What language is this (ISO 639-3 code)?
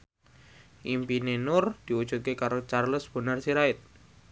jav